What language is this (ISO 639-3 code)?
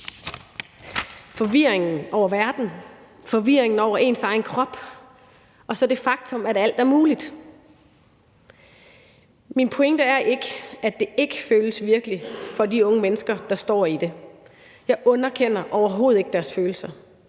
dan